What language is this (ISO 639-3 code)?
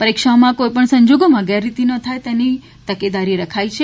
guj